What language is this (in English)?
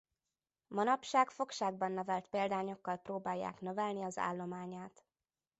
Hungarian